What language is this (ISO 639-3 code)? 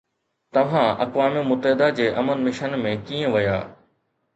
snd